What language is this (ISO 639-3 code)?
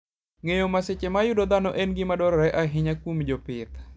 luo